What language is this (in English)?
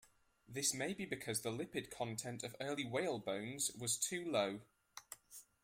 English